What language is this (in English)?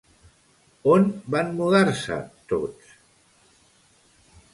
Catalan